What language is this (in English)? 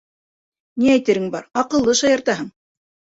Bashkir